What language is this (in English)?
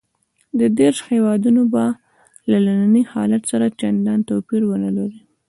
Pashto